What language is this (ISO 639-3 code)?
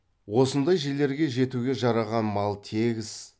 kaz